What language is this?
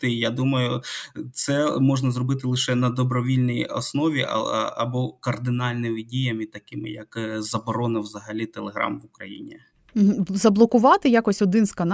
Ukrainian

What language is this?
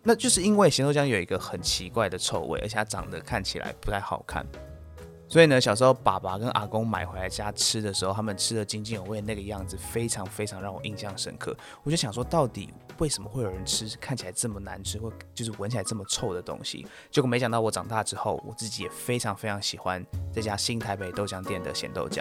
Chinese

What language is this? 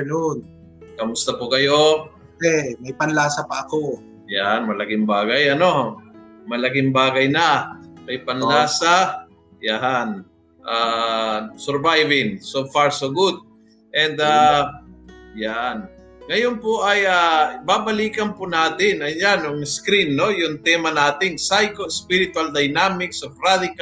Filipino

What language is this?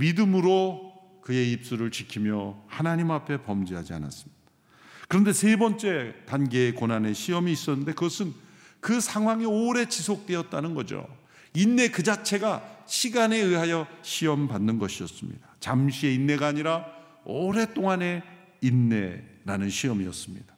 Korean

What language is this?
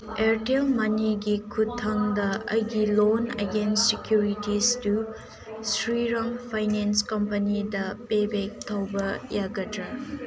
Manipuri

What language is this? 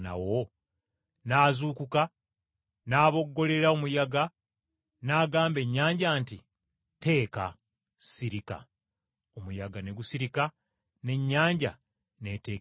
Ganda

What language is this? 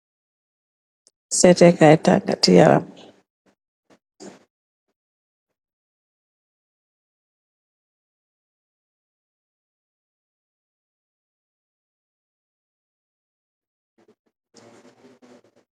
Wolof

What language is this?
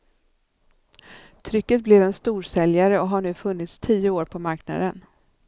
Swedish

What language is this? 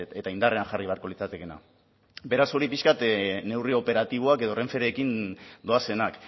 Basque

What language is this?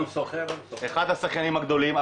Hebrew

